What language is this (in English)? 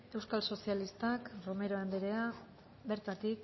Basque